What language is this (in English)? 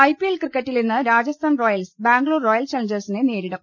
Malayalam